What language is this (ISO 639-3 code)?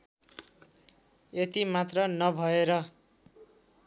nep